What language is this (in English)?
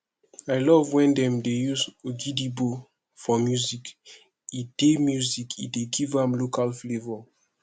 Nigerian Pidgin